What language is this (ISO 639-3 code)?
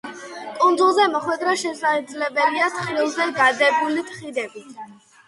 kat